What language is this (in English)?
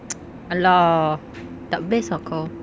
English